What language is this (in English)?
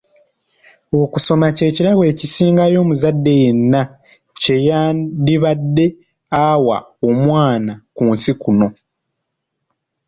Ganda